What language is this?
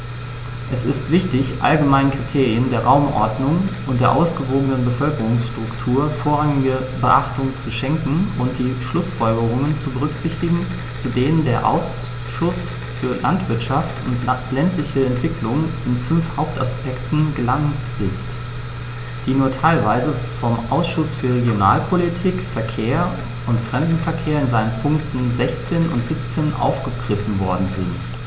German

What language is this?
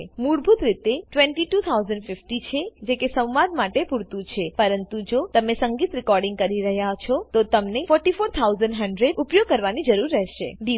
Gujarati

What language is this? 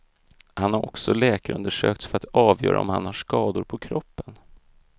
Swedish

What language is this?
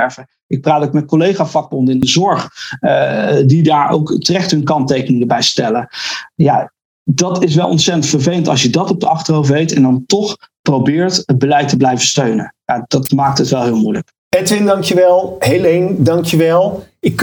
Dutch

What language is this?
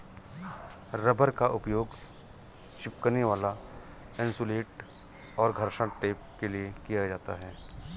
Hindi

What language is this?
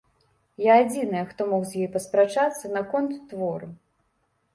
Belarusian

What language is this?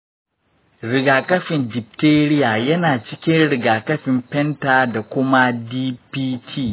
Hausa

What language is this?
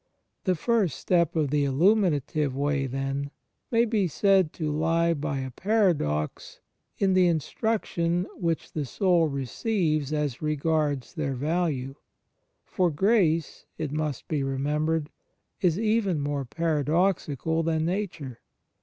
English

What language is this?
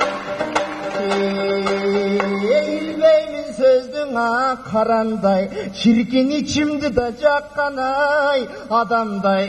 Turkish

